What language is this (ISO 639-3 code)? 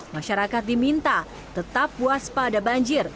ind